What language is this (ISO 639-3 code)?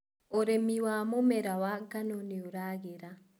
kik